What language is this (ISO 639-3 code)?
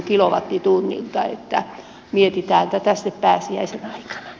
fin